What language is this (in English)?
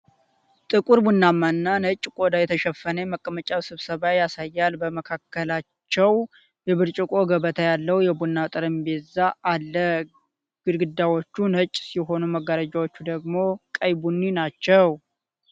Amharic